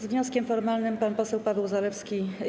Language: Polish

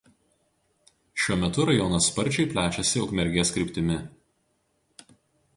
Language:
Lithuanian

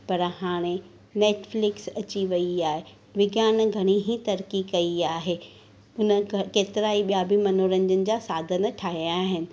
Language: Sindhi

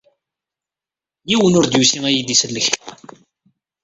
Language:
Kabyle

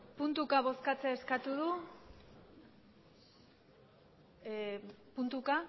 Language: Basque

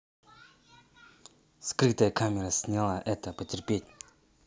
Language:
Russian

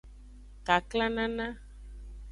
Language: Aja (Benin)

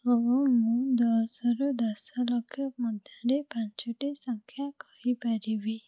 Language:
Odia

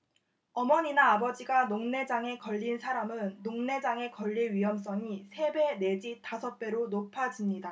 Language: Korean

